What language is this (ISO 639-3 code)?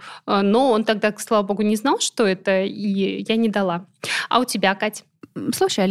rus